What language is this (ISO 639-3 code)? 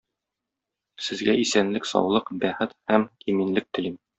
tat